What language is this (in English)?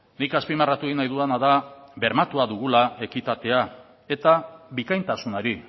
Basque